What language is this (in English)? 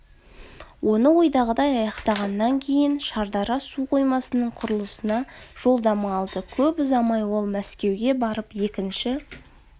Kazakh